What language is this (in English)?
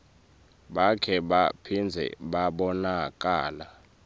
Swati